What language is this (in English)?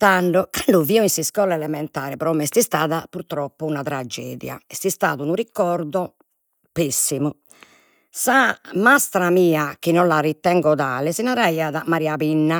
Sardinian